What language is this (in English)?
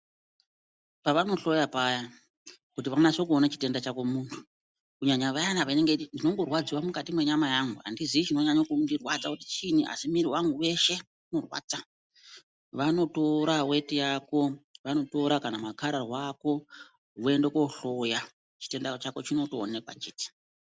Ndau